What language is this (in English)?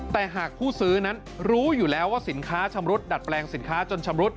Thai